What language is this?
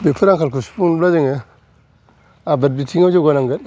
Bodo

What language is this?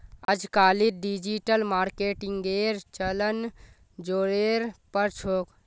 Magahi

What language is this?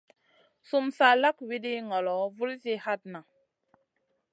Masana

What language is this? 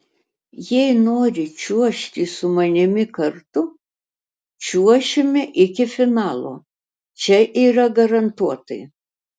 Lithuanian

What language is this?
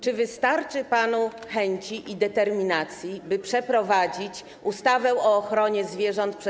Polish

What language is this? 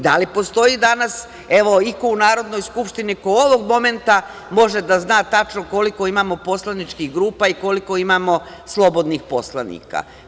Serbian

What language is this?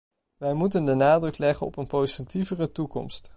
Dutch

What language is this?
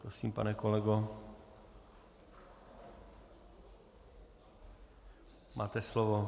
Czech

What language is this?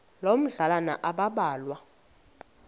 Xhosa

